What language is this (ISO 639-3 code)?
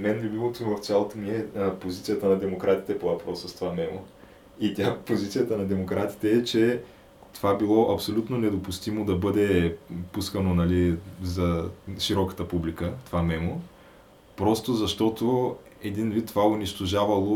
bul